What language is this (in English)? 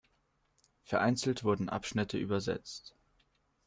German